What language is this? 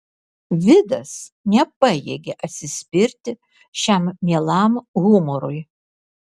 Lithuanian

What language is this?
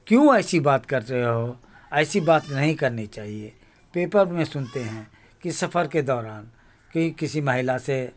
Urdu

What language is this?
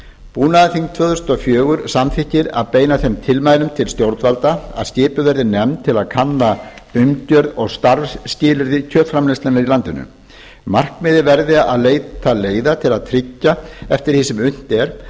Icelandic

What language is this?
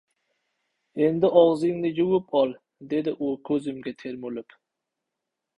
Uzbek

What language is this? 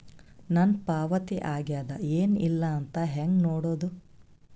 Kannada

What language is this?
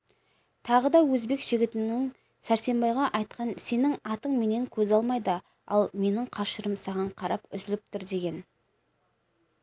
Kazakh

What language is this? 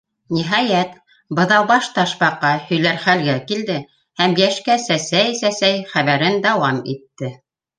Bashkir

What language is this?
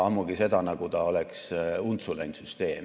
Estonian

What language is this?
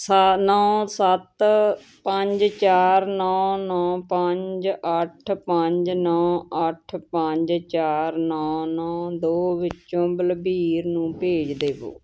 Punjabi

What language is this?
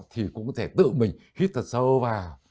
Vietnamese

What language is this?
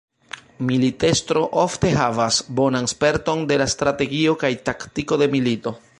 Esperanto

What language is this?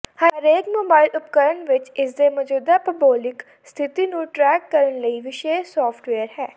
Punjabi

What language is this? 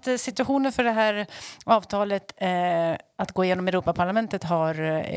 Swedish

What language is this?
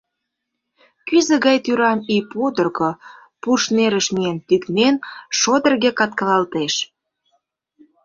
Mari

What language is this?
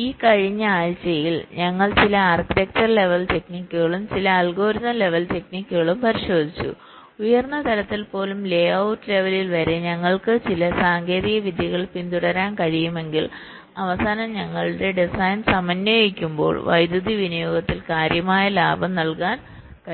Malayalam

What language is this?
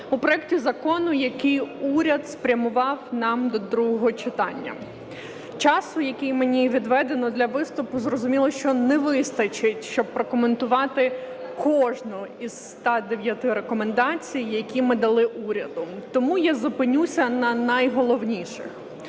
Ukrainian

